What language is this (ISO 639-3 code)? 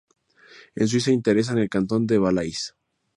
spa